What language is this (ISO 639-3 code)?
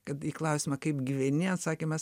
lit